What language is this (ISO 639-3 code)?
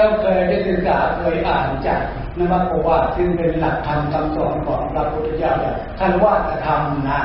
tha